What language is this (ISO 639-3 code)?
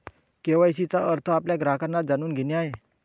mar